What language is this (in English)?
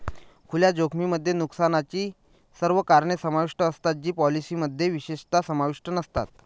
Marathi